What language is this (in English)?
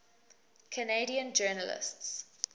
English